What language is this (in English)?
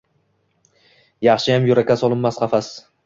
Uzbek